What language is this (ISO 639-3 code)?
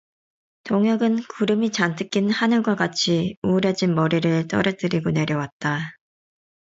kor